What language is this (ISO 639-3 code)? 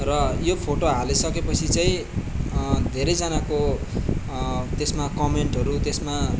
nep